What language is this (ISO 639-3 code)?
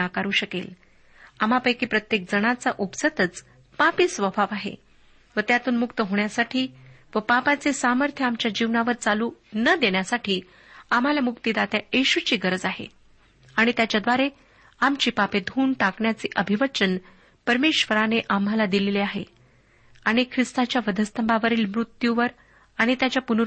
mar